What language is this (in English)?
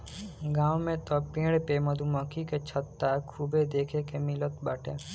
Bhojpuri